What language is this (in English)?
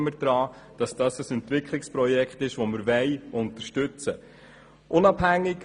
Swiss German